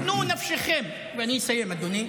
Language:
Hebrew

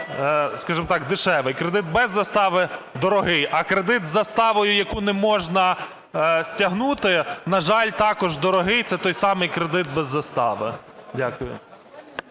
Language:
Ukrainian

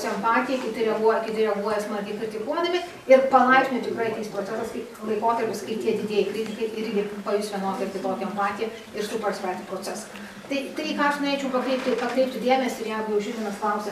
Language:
Lithuanian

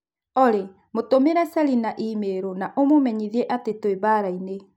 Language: Kikuyu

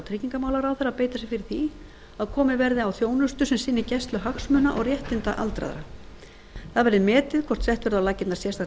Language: Icelandic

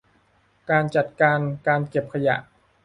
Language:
Thai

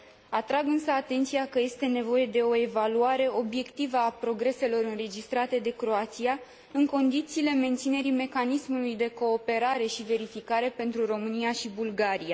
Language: Romanian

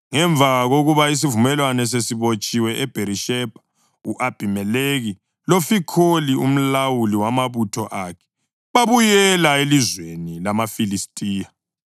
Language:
North Ndebele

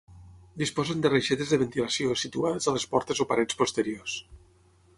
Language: Catalan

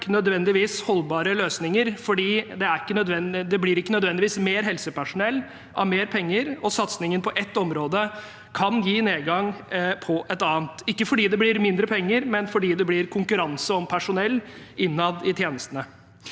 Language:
Norwegian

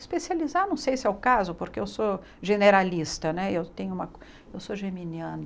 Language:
Portuguese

